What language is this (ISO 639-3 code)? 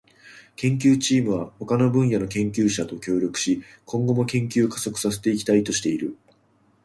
jpn